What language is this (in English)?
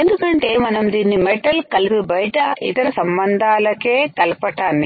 Telugu